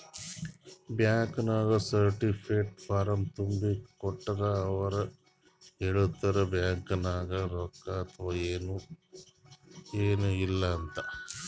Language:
Kannada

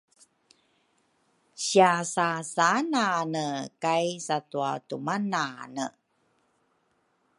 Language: Rukai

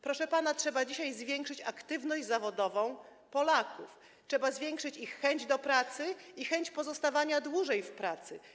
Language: Polish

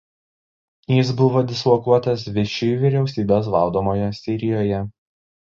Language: Lithuanian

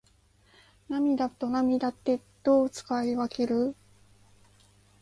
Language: Japanese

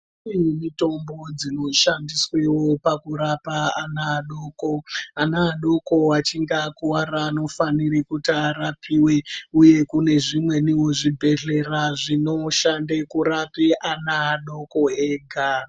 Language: Ndau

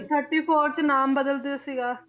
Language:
Punjabi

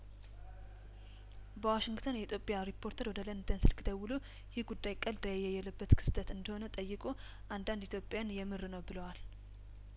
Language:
Amharic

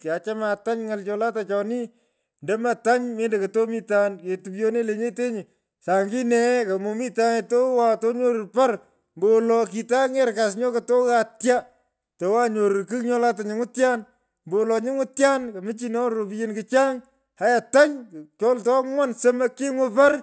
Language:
Pökoot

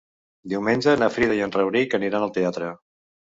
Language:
Catalan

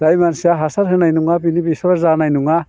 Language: Bodo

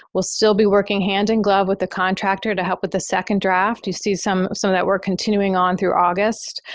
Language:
English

